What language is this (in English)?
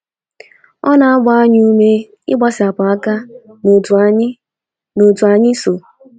Igbo